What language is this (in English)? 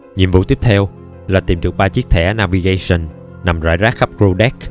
Vietnamese